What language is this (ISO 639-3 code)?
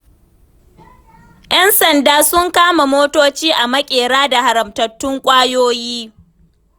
hau